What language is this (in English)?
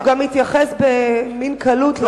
Hebrew